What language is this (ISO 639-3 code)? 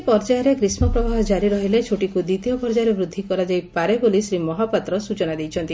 ori